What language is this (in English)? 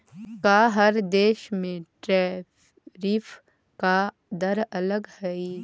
Magahi